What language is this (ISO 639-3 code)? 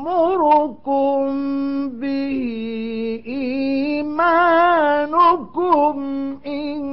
ara